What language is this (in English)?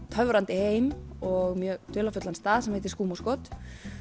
Icelandic